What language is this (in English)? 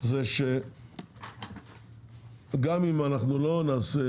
Hebrew